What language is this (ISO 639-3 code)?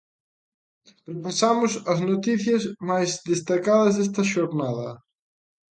glg